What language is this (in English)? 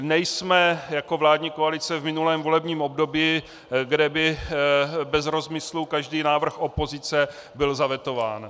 Czech